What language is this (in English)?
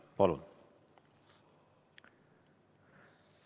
Estonian